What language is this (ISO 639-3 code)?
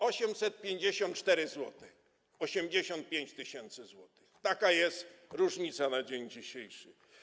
pol